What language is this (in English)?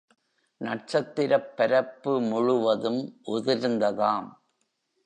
Tamil